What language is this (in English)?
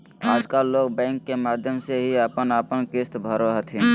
Magahi